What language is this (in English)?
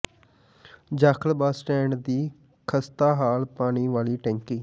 Punjabi